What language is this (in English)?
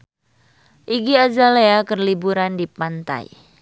Sundanese